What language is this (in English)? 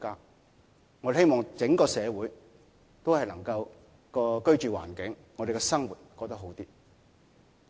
Cantonese